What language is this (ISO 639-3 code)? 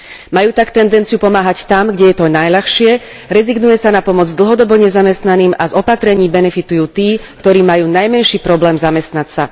slk